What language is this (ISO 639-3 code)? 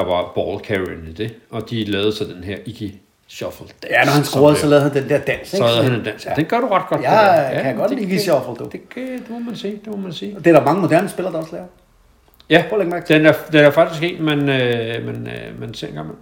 dan